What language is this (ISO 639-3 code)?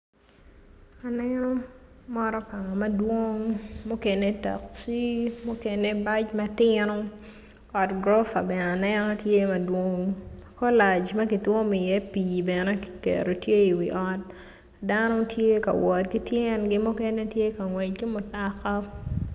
ach